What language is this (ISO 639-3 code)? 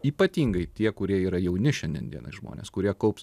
lit